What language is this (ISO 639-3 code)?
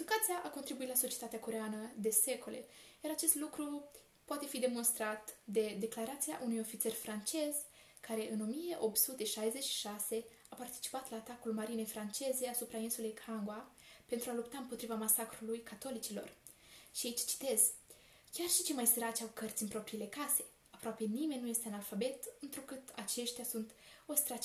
ron